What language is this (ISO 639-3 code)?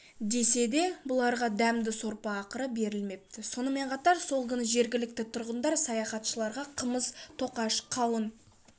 kaz